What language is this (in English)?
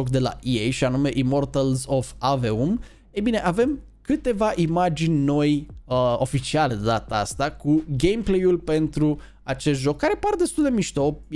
Romanian